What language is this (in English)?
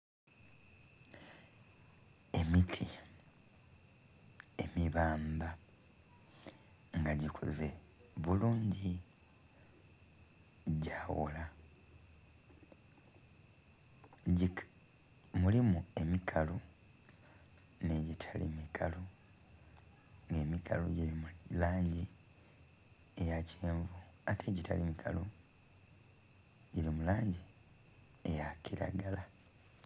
Soga